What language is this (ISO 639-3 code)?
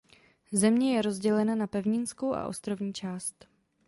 ces